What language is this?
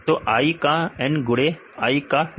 Hindi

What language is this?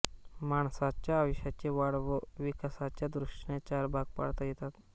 Marathi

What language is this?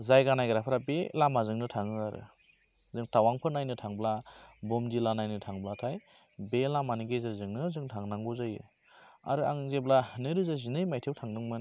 Bodo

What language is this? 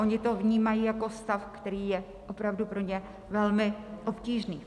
Czech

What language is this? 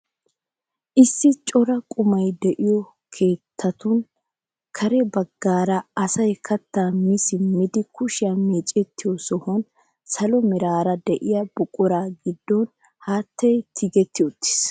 Wolaytta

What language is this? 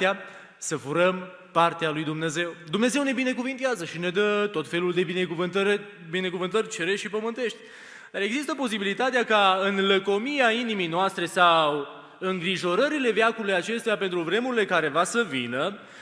Romanian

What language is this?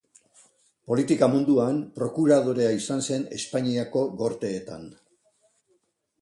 Basque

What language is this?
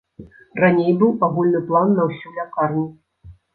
Belarusian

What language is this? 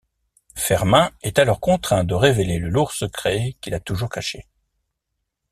French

